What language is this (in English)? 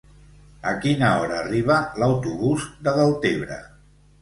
Catalan